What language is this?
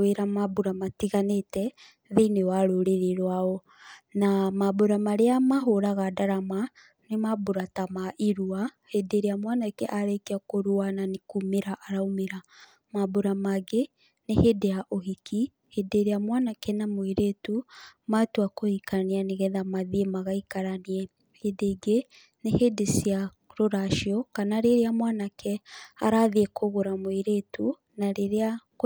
Kikuyu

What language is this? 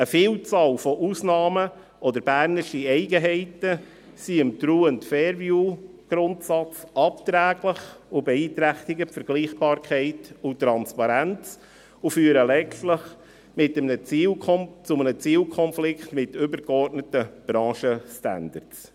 Swiss German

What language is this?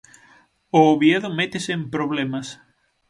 Galician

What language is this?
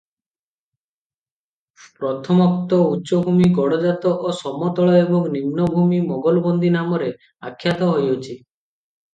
Odia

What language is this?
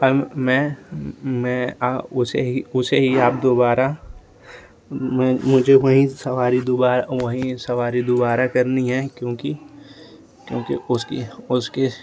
Hindi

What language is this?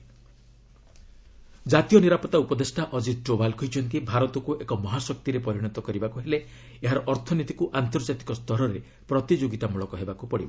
Odia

